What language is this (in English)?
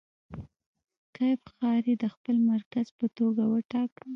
Pashto